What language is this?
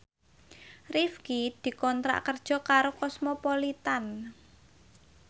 Javanese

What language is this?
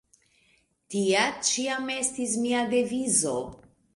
Esperanto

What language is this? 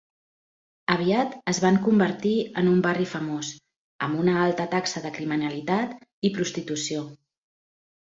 Catalan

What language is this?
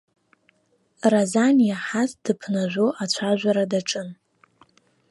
Abkhazian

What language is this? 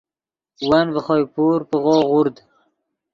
Yidgha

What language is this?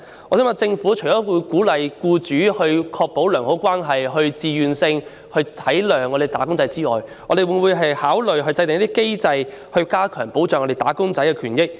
Cantonese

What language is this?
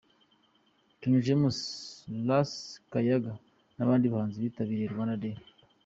Kinyarwanda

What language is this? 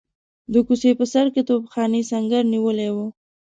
Pashto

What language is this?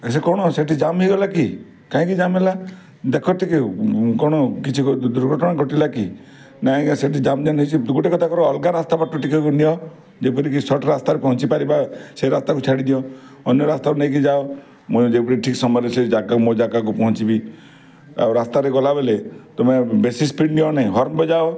Odia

